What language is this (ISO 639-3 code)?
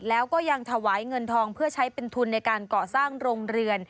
tha